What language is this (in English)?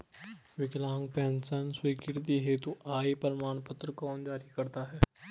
Hindi